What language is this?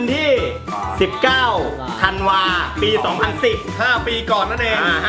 Thai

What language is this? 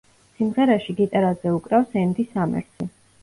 Georgian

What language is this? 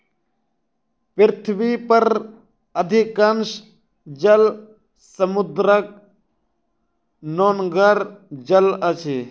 Maithili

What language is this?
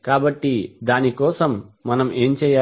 Telugu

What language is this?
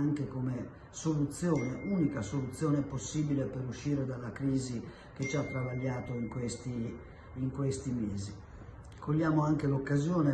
Italian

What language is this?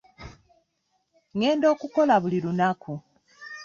Ganda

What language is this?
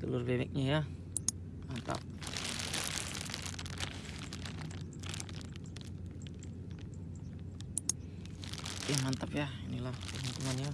Indonesian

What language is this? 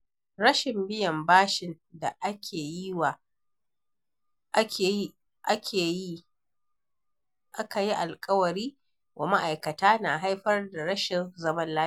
Hausa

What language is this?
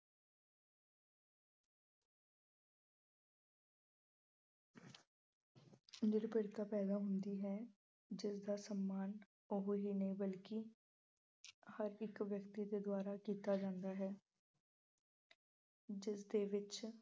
Punjabi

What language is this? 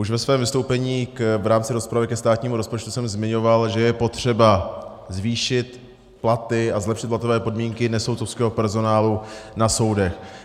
Czech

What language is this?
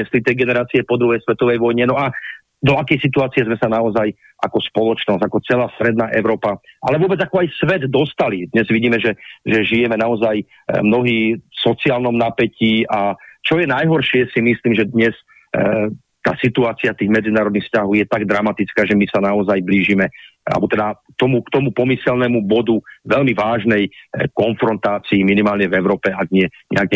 Slovak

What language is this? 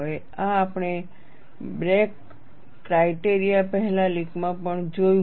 Gujarati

